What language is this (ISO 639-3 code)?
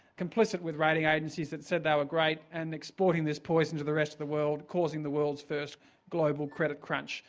eng